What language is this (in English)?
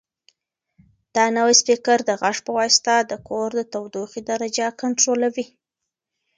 Pashto